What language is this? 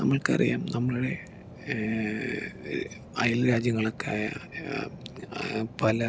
Malayalam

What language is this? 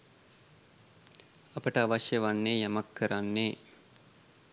Sinhala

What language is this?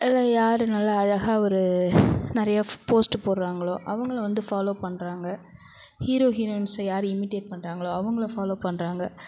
Tamil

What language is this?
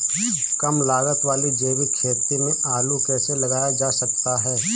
Hindi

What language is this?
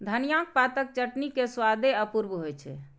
Maithili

